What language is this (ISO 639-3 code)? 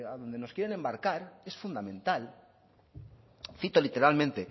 spa